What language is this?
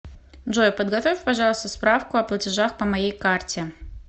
Russian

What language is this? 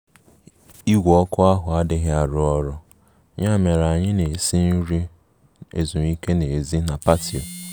Igbo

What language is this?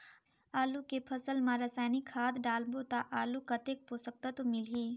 Chhattisgarhi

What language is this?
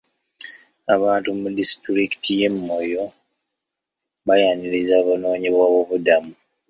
Ganda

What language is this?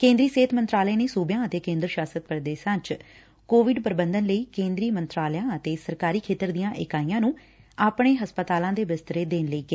Punjabi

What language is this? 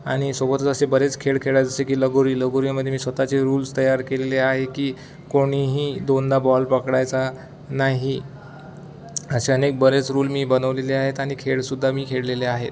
Marathi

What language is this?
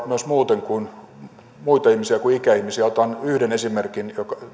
Finnish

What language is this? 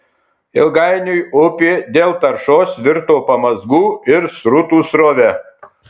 Lithuanian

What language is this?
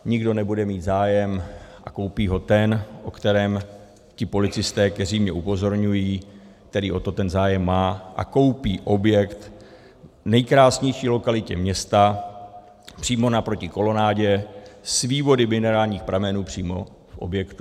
Czech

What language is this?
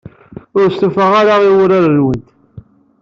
Kabyle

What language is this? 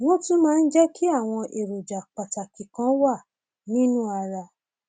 Yoruba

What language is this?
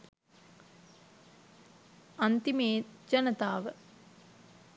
Sinhala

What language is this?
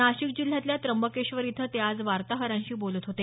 Marathi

